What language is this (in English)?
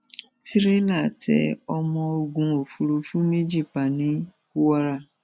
Yoruba